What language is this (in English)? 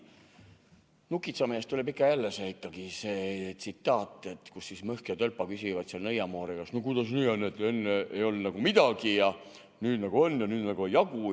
Estonian